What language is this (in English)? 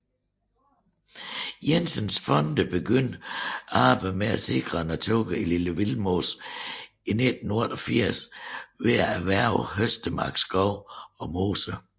Danish